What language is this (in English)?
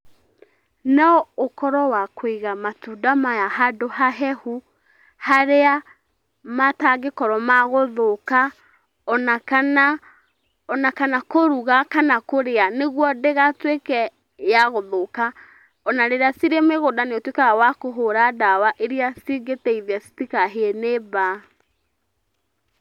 Kikuyu